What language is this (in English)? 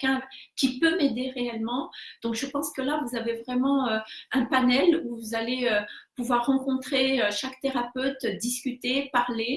French